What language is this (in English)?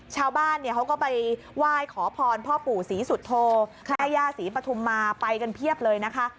Thai